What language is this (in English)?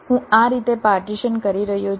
Gujarati